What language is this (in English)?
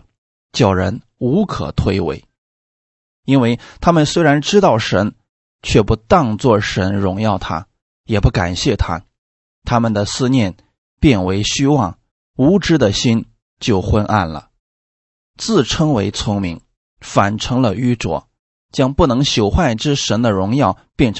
Chinese